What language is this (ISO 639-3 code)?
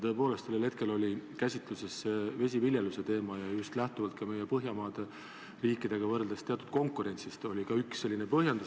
est